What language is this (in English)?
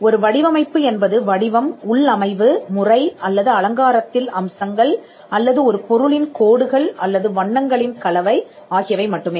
Tamil